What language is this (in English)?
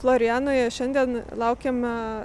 Lithuanian